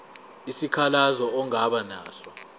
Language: Zulu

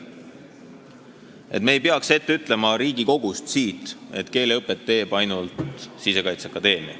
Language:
Estonian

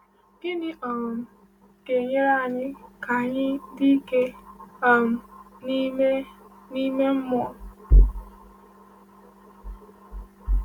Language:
Igbo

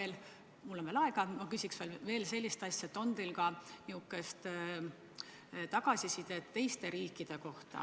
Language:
Estonian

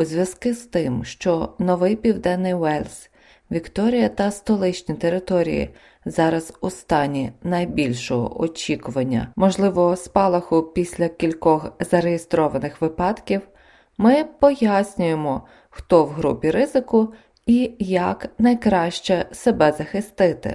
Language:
Ukrainian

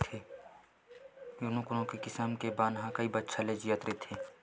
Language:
Chhattisgarhi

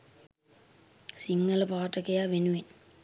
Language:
Sinhala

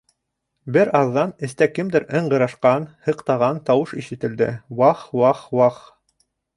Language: Bashkir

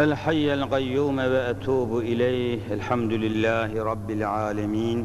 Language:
Turkish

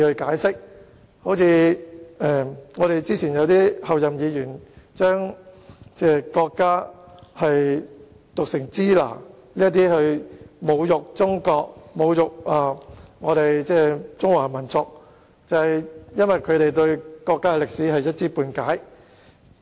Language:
Cantonese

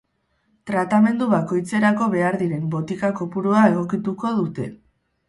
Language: Basque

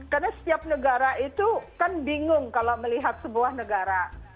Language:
Indonesian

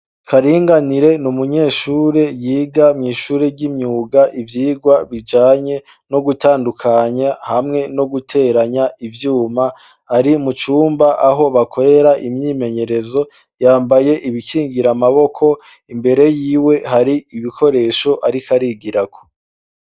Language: Rundi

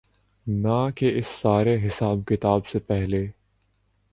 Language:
Urdu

